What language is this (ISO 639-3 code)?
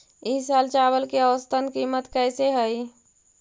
mag